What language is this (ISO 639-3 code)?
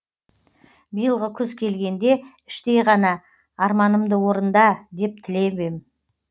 kaz